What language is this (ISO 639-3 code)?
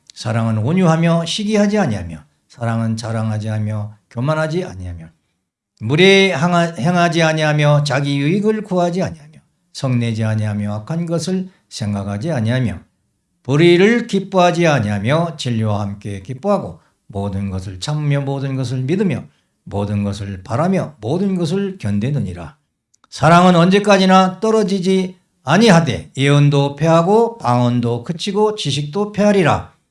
kor